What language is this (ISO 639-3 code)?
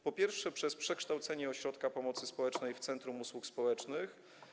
pol